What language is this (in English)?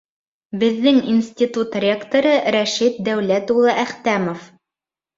Bashkir